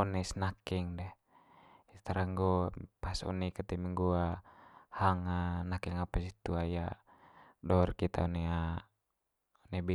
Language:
Manggarai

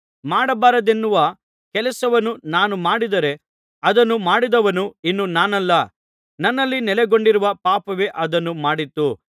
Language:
Kannada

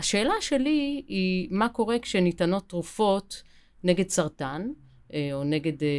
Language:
Hebrew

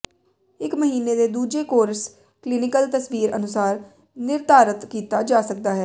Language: Punjabi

